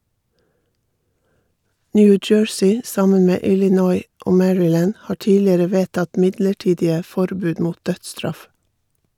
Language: Norwegian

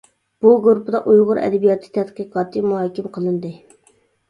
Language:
Uyghur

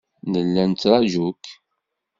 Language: Kabyle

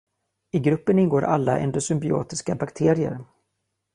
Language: Swedish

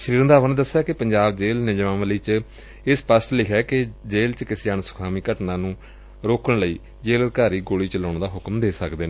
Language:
Punjabi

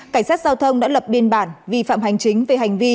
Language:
Vietnamese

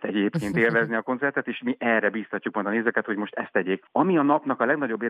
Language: Hungarian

